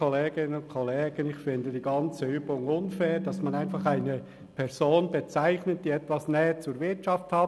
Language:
Swiss German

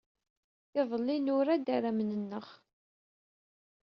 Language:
Kabyle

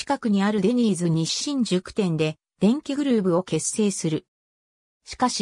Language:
Japanese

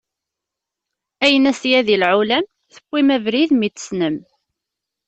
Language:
Kabyle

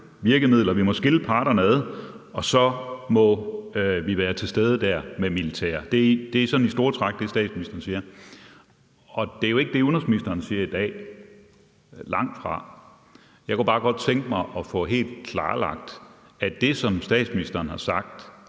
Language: Danish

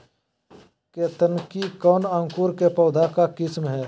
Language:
Magahi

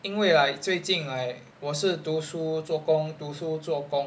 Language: English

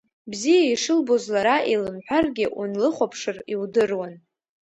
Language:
Abkhazian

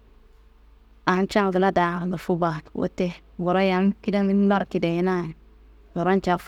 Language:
Kanembu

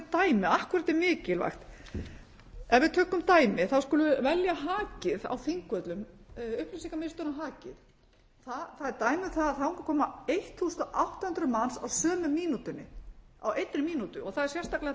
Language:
Icelandic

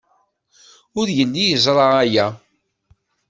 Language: Kabyle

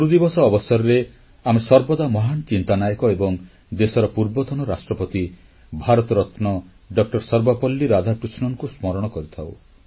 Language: Odia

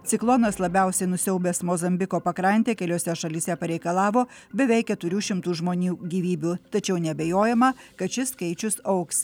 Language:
Lithuanian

